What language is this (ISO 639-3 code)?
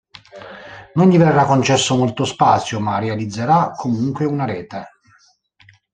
ita